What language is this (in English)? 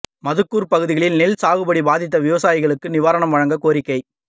Tamil